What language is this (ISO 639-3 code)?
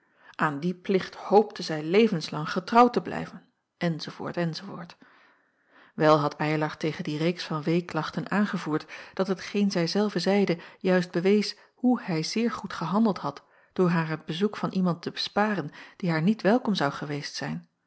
nld